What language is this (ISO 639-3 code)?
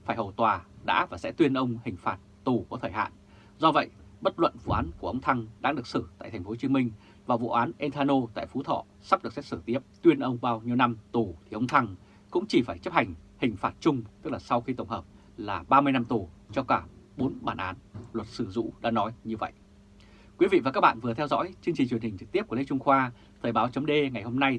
vie